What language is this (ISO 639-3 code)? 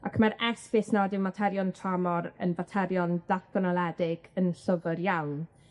cym